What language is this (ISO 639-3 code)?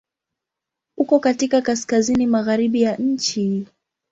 swa